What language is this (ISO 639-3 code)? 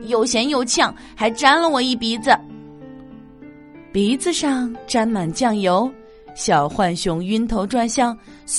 zho